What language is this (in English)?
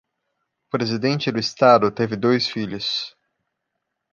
Portuguese